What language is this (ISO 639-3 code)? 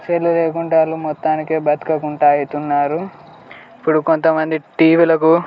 tel